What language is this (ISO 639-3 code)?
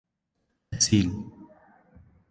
ara